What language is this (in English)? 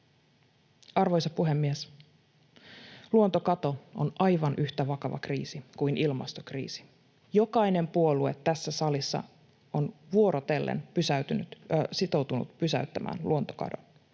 Finnish